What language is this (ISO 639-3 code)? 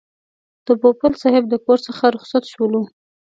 pus